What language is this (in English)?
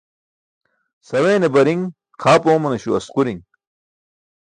Burushaski